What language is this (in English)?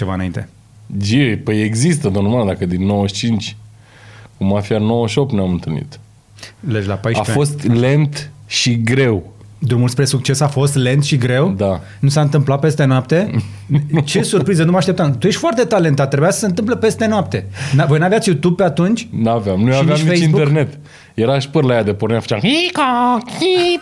Romanian